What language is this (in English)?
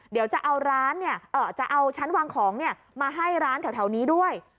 Thai